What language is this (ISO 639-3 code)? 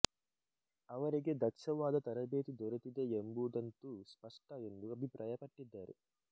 kan